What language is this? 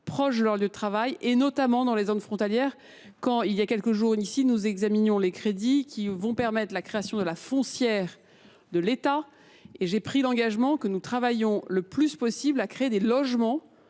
French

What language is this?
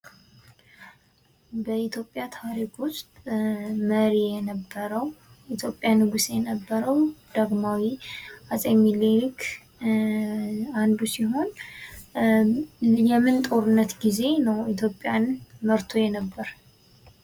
Amharic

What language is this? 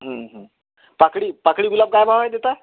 Marathi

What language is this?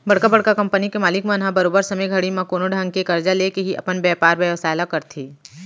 Chhattisgarhi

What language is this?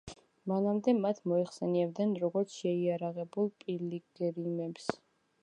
Georgian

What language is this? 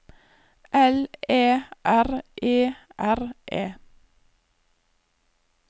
Norwegian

